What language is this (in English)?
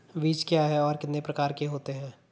Hindi